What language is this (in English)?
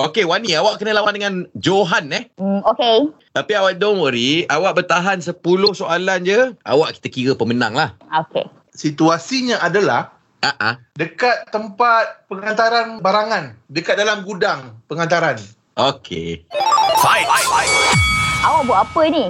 Malay